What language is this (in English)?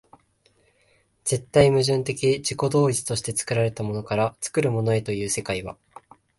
Japanese